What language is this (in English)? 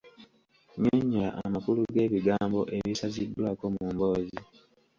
Ganda